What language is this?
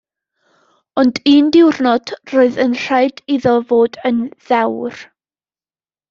Welsh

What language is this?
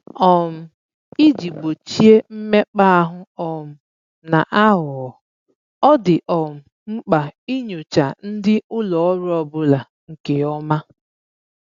Igbo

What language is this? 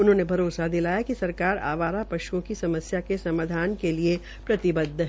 Hindi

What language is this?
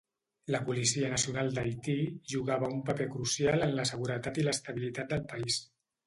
Catalan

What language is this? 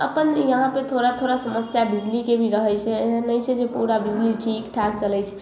Maithili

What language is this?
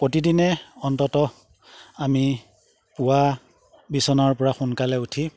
Assamese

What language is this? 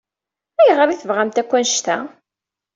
Kabyle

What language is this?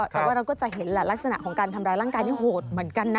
Thai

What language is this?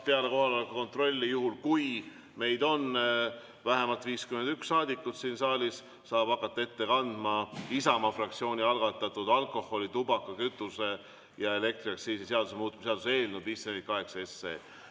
Estonian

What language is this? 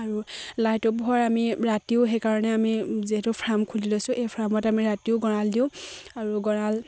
Assamese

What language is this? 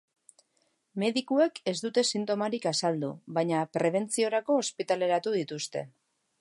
Basque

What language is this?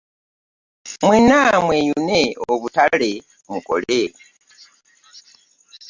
Ganda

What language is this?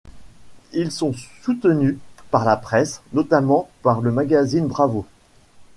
French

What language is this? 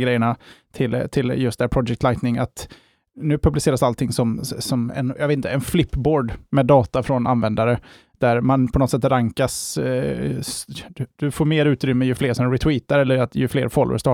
Swedish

